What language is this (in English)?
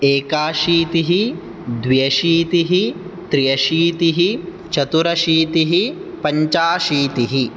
Sanskrit